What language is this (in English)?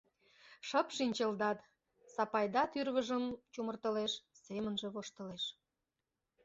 Mari